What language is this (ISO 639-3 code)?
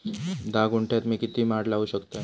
mar